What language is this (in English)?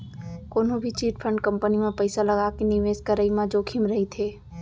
Chhattisgarhi